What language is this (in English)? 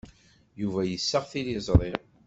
Kabyle